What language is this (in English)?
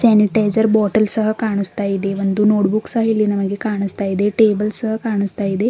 Kannada